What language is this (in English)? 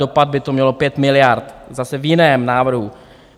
Czech